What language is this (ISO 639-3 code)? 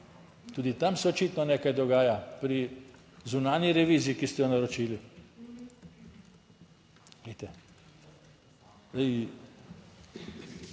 slv